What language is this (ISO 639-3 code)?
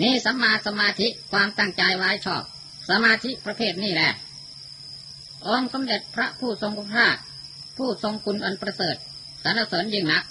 tha